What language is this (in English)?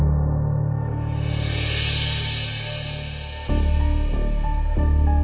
Indonesian